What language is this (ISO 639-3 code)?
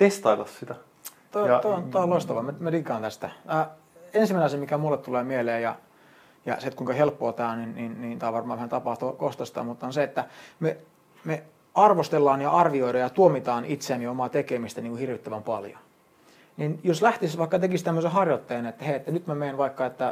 fin